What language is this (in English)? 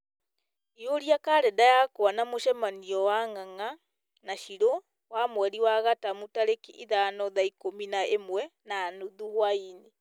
Kikuyu